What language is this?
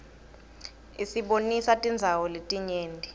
Swati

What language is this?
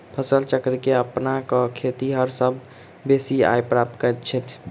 Maithili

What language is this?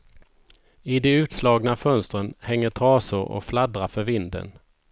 Swedish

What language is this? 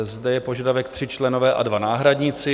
Czech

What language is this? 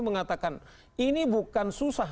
Indonesian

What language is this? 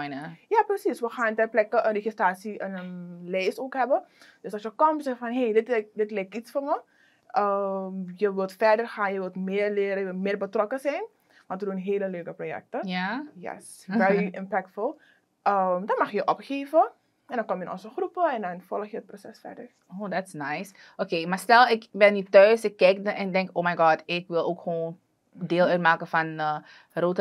Dutch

